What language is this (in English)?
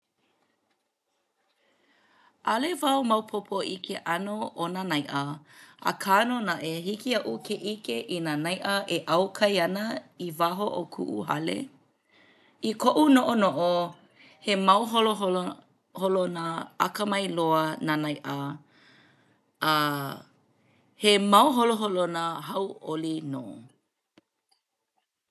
Hawaiian